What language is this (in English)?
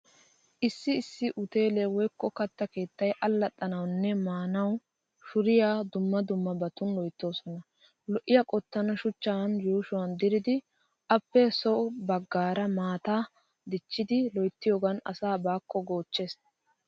Wolaytta